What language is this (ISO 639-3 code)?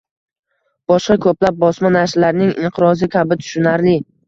uzb